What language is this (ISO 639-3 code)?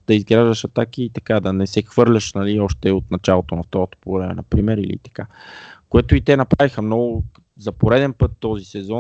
bul